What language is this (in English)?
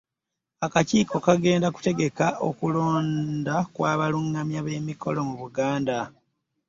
Ganda